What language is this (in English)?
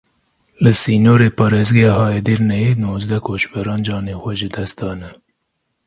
Kurdish